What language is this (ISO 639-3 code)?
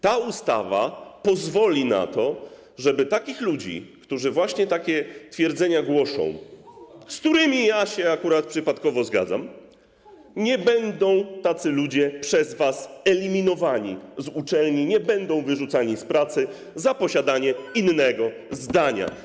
pol